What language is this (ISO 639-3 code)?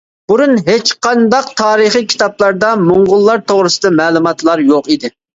uig